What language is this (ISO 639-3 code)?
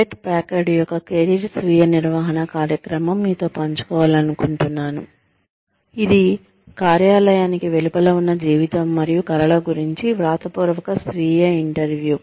tel